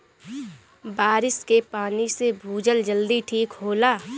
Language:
Bhojpuri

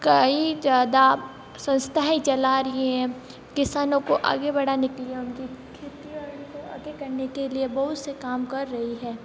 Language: Hindi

